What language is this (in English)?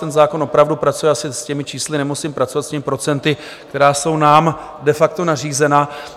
Czech